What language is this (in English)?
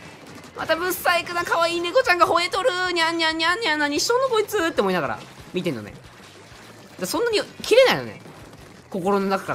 Japanese